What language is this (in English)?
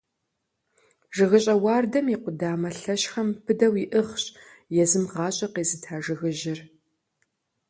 Kabardian